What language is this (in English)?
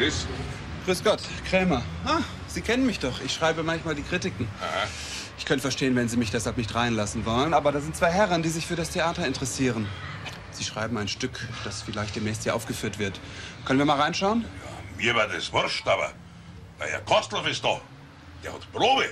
German